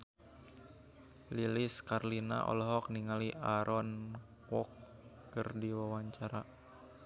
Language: Sundanese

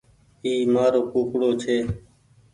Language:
Goaria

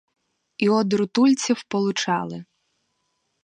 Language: Ukrainian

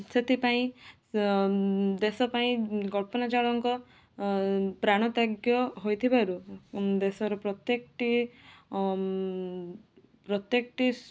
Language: Odia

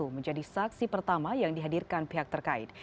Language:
Indonesian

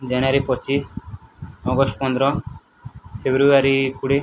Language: Odia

